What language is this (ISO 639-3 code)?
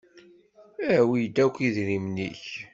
kab